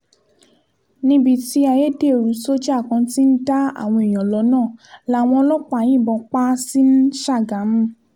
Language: Yoruba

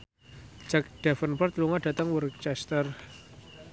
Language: Javanese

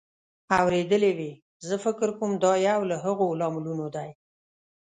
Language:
Pashto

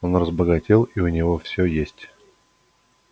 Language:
Russian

